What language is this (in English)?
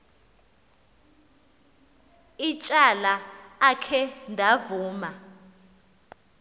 Xhosa